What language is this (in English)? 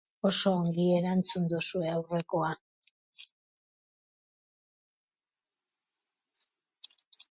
Basque